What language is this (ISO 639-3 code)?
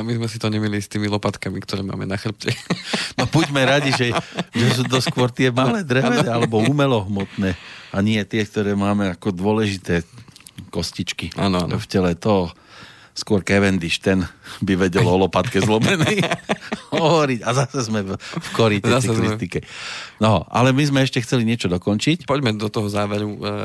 slk